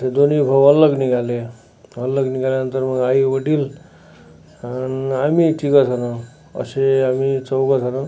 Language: Marathi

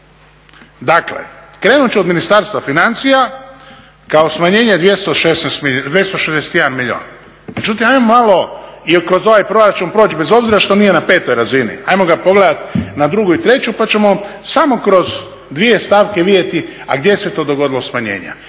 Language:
Croatian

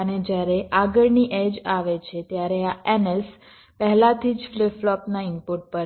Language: Gujarati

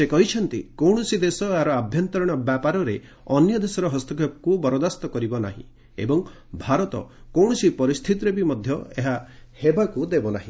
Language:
Odia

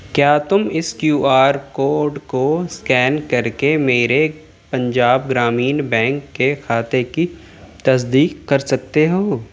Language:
Urdu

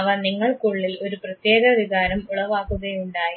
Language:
Malayalam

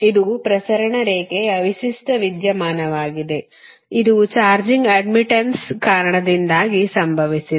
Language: Kannada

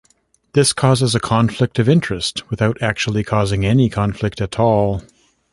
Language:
English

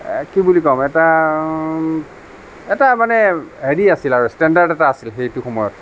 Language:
Assamese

